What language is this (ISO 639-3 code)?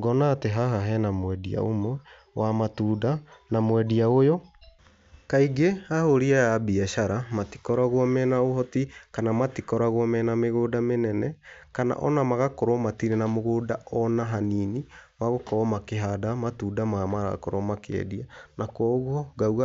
kik